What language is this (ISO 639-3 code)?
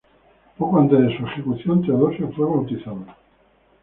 spa